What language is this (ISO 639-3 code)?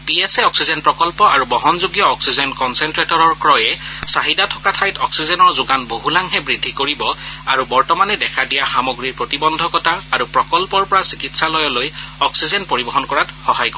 asm